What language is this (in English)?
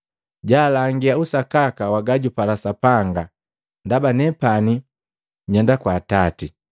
Matengo